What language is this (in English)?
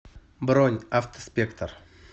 Russian